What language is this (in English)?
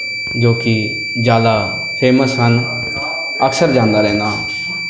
Punjabi